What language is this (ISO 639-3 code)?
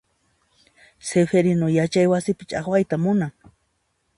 qxp